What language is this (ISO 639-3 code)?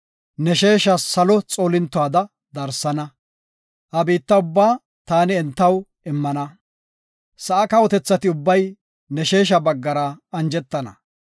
gof